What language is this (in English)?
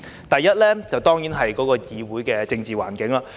Cantonese